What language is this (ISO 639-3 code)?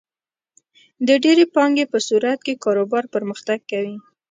pus